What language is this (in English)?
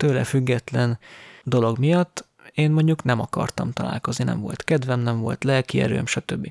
Hungarian